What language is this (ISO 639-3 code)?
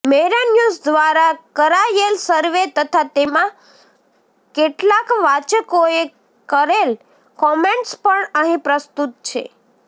guj